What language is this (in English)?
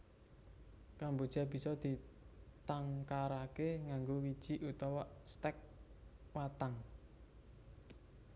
Javanese